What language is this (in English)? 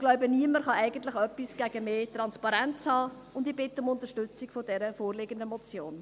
Swiss German